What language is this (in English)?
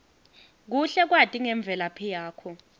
Swati